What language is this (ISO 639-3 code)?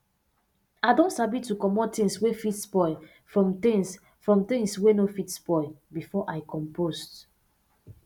pcm